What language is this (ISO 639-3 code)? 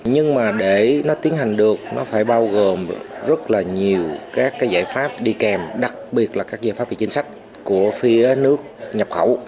vie